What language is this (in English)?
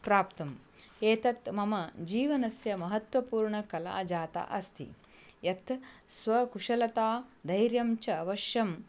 Sanskrit